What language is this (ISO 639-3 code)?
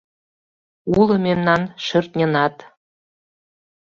chm